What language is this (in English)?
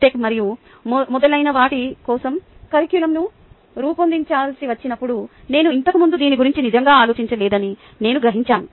Telugu